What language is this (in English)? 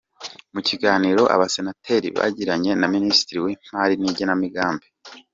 Kinyarwanda